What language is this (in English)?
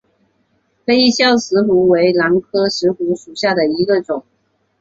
Chinese